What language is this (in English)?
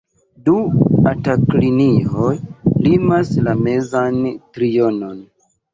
Esperanto